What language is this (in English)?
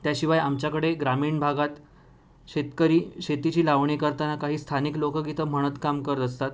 Marathi